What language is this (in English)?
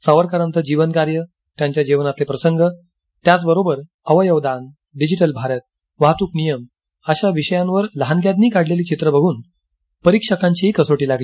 Marathi